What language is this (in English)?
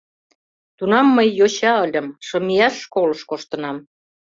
Mari